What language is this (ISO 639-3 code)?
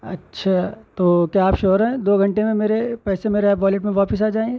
urd